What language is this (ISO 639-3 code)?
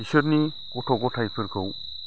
brx